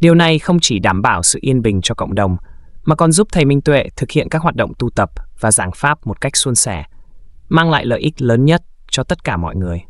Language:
Vietnamese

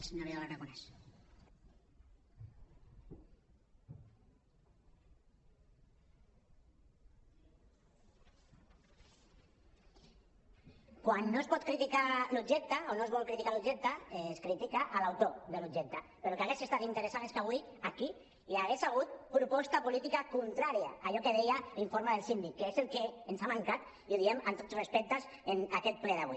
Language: Catalan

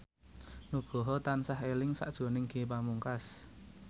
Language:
Javanese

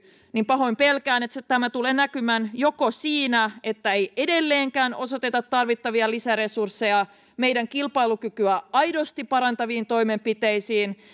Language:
Finnish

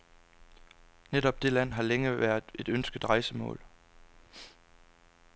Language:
Danish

